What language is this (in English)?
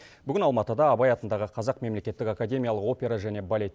Kazakh